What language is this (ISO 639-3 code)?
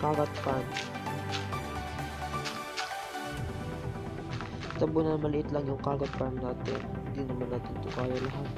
fil